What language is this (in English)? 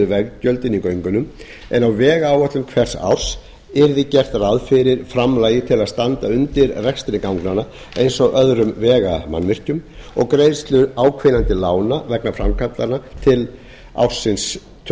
Icelandic